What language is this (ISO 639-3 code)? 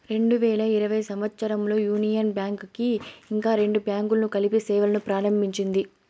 tel